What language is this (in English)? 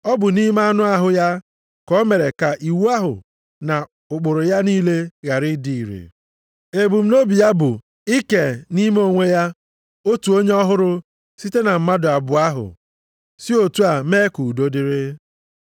Igbo